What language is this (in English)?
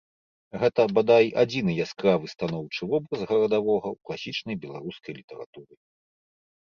Belarusian